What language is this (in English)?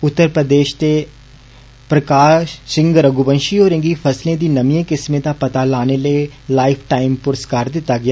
Dogri